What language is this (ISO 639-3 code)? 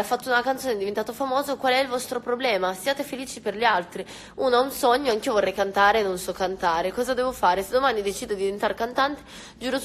ita